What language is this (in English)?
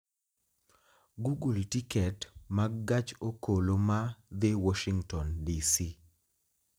Luo (Kenya and Tanzania)